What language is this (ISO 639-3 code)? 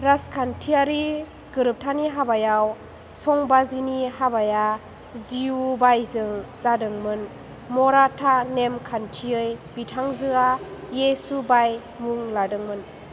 brx